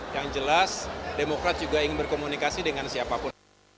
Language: Indonesian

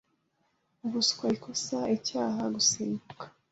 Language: Kinyarwanda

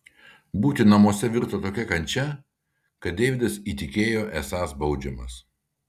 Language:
Lithuanian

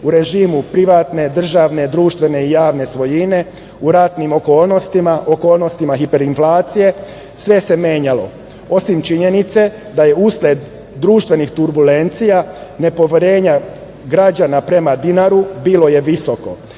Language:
Serbian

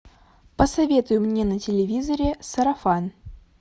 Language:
Russian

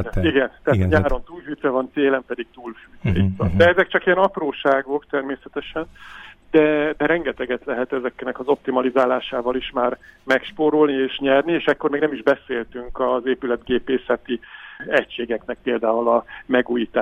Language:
Hungarian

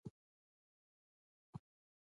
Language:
Pashto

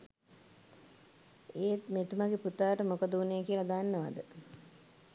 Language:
Sinhala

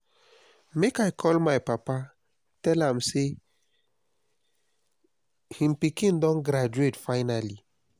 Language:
Nigerian Pidgin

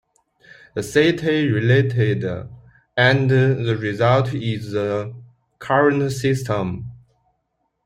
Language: English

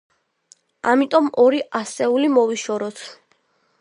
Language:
Georgian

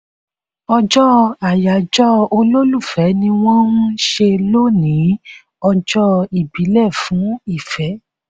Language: Yoruba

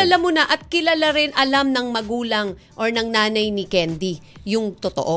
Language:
Filipino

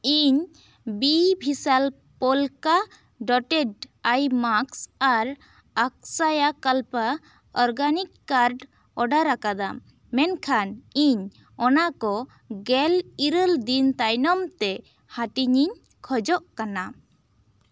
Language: Santali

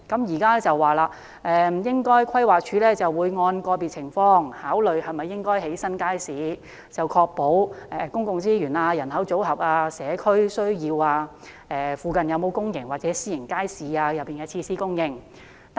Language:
Cantonese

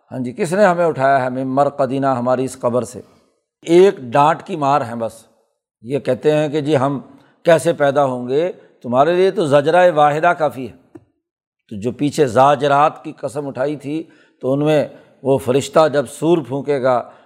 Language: Urdu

